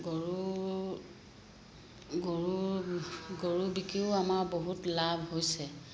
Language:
Assamese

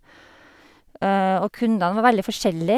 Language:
Norwegian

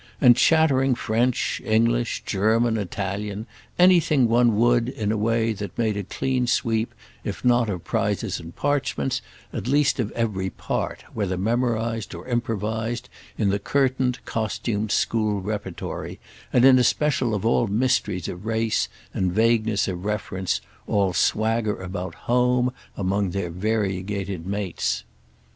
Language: English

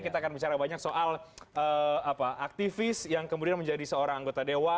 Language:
Indonesian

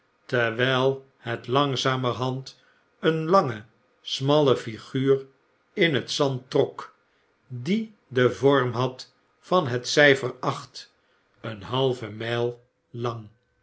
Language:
Dutch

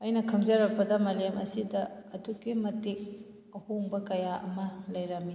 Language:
Manipuri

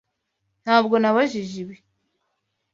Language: Kinyarwanda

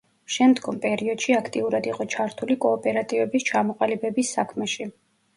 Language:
Georgian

